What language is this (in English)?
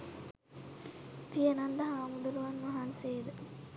Sinhala